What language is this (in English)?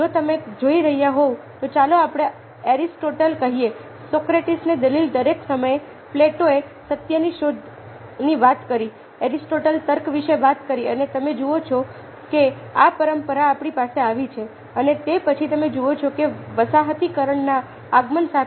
Gujarati